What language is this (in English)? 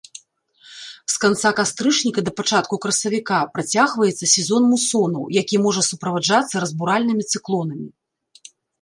Belarusian